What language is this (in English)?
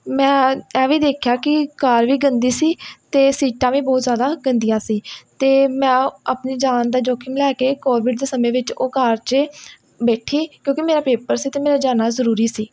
Punjabi